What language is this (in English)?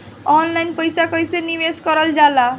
Bhojpuri